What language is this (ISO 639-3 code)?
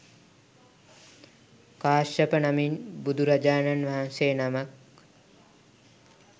sin